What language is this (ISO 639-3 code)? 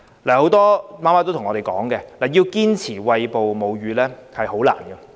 yue